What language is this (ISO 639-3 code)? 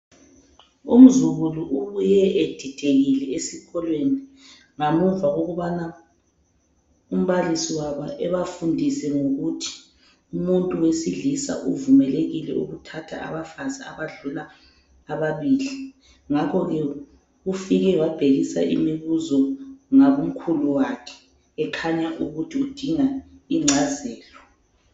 nde